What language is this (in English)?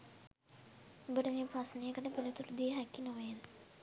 Sinhala